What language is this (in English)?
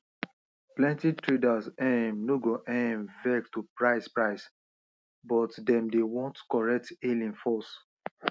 Nigerian Pidgin